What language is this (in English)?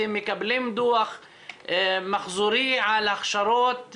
Hebrew